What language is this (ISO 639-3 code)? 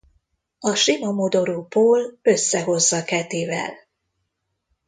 hun